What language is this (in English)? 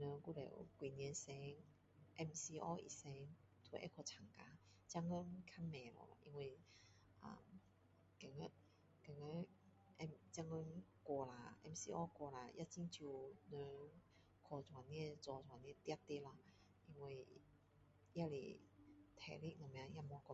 Min Dong Chinese